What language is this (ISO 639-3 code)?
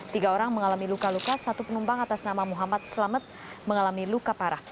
ind